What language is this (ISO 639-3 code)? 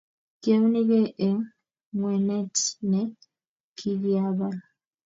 kln